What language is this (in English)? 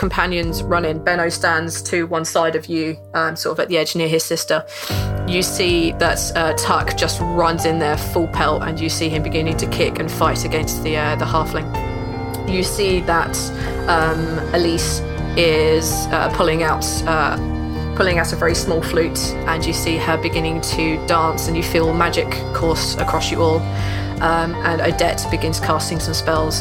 English